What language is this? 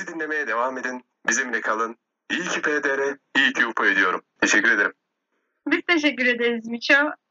Turkish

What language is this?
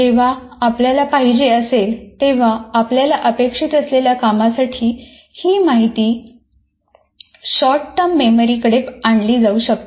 Marathi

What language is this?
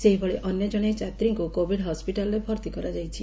Odia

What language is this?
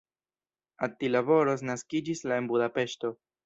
Esperanto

